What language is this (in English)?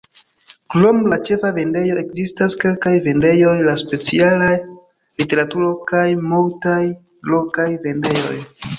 Esperanto